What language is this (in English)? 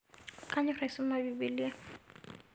Masai